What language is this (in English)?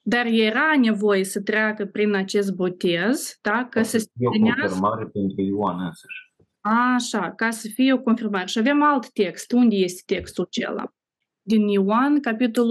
Romanian